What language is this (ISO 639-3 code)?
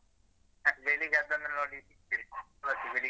kan